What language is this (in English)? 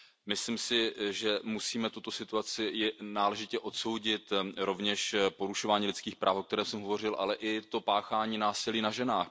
Czech